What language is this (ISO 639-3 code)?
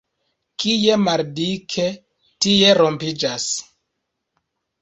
epo